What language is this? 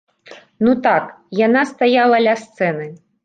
Belarusian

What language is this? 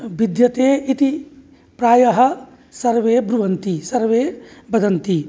Sanskrit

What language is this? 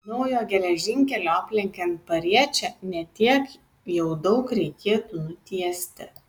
Lithuanian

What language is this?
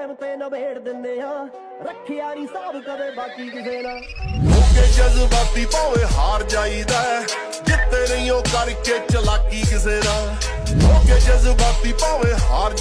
Punjabi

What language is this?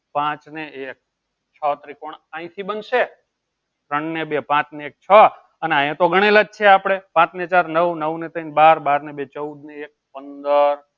Gujarati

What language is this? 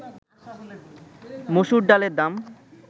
Bangla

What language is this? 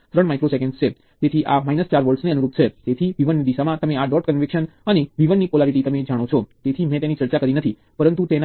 Gujarati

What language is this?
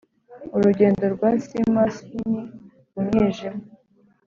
Kinyarwanda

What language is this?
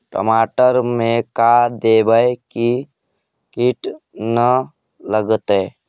Magahi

